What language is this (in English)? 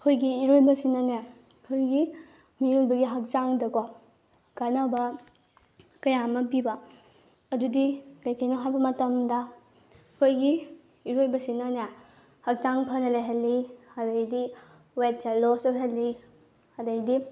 Manipuri